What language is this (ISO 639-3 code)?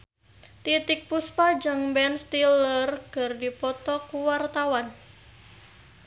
sun